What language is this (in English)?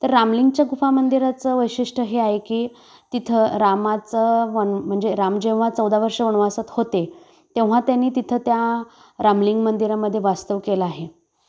Marathi